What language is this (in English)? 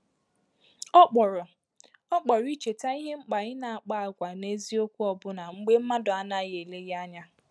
Igbo